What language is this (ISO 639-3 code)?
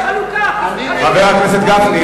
heb